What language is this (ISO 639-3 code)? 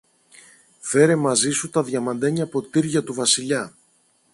ell